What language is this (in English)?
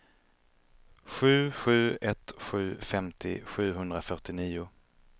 Swedish